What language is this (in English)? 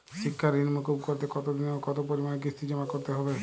Bangla